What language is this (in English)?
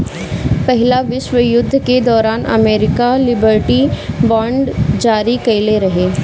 Bhojpuri